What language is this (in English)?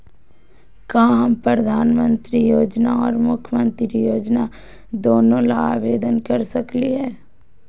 Magahi